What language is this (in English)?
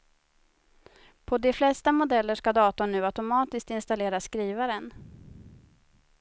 Swedish